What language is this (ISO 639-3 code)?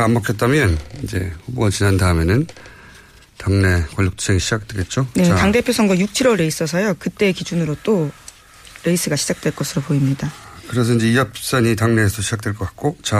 kor